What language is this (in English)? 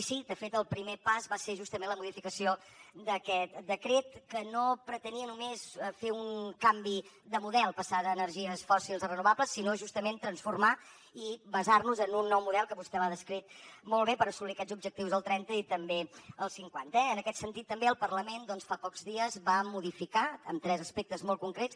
Catalan